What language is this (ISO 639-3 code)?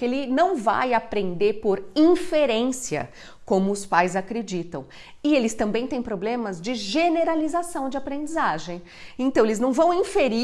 por